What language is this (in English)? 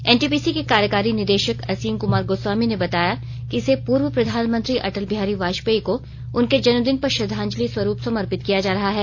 Hindi